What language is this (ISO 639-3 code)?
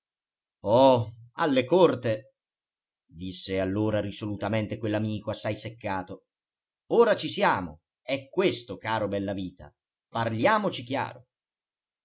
ita